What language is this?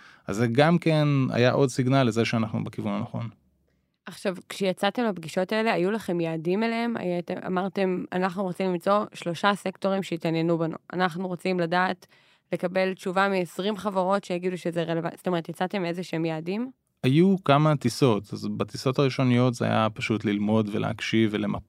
Hebrew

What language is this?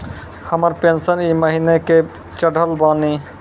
Maithili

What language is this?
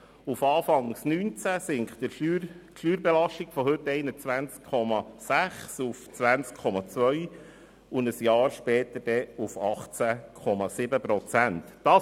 Swiss German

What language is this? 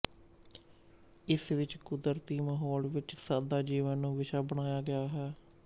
Punjabi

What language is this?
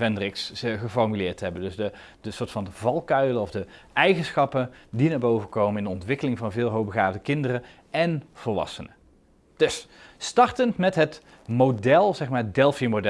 Dutch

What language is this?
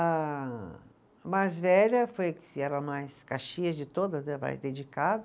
Portuguese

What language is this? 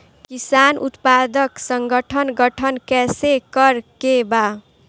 Bhojpuri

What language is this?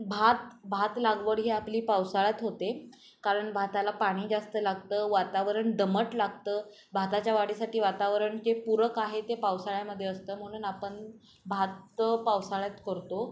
Marathi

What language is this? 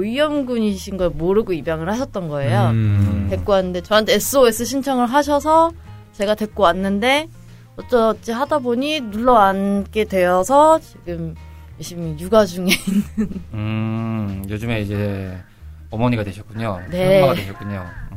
Korean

